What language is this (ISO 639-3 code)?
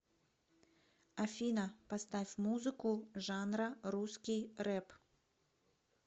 rus